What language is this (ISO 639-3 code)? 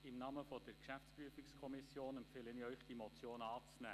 gsw